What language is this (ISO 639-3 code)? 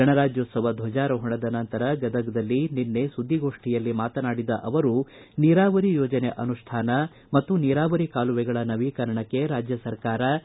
kan